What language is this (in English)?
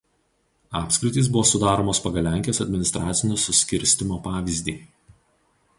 Lithuanian